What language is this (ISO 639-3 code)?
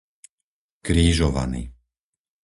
slk